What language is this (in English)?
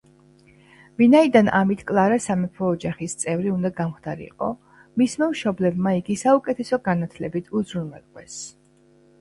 Georgian